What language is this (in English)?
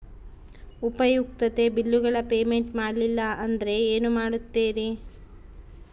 Kannada